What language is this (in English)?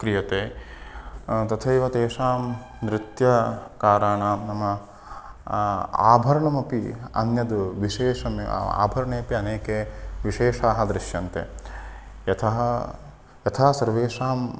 Sanskrit